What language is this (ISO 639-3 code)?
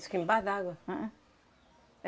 por